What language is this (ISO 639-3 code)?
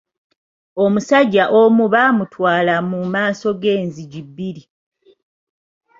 lug